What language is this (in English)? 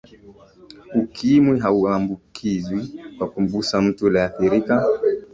Swahili